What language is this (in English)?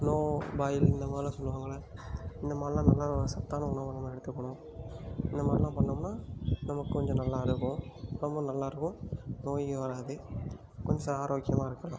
Tamil